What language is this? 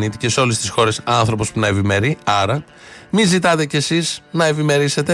Greek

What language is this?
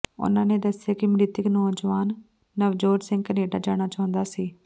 Punjabi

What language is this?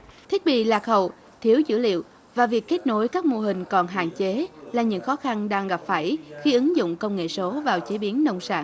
Vietnamese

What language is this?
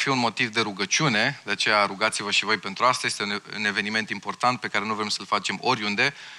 Romanian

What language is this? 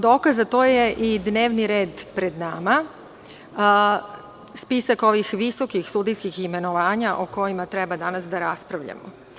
Serbian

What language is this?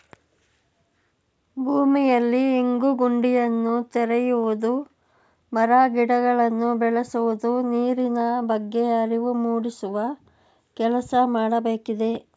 Kannada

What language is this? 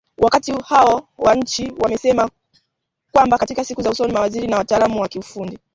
Swahili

